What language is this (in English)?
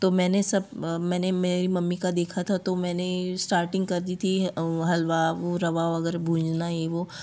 Hindi